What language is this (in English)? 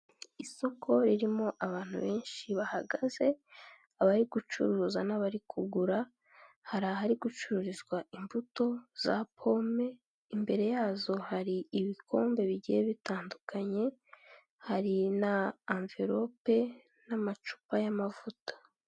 Kinyarwanda